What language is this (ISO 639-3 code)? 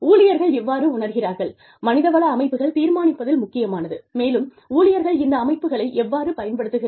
tam